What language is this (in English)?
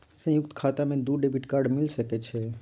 Maithili